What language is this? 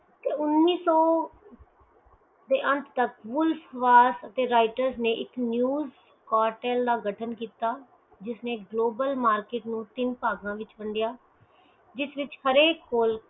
Punjabi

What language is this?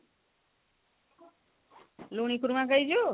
Odia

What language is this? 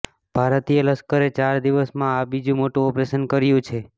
Gujarati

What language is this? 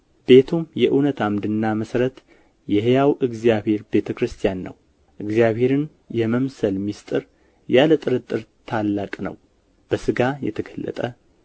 Amharic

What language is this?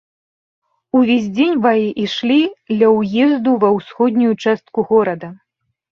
Belarusian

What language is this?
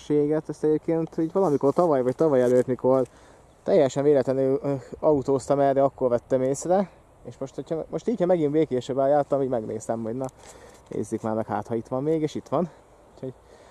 Hungarian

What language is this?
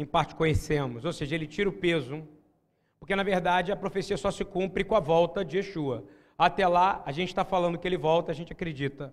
Portuguese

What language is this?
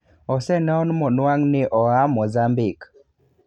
Luo (Kenya and Tanzania)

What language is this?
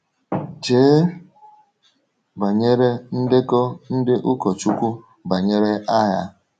Igbo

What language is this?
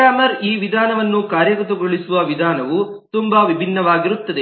Kannada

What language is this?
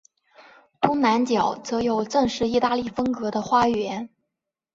Chinese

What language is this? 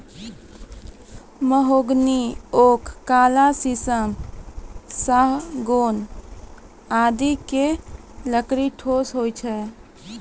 Maithili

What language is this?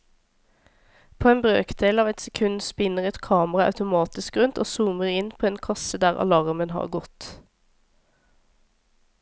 Norwegian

